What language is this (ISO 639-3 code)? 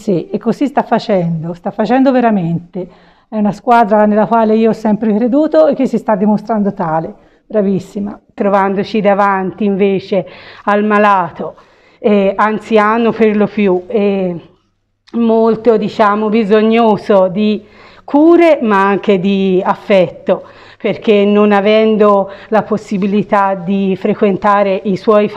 ita